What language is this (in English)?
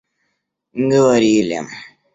Russian